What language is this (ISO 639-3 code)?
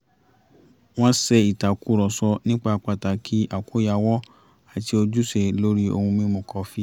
yor